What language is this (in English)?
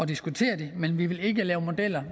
Danish